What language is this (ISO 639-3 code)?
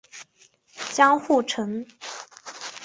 zho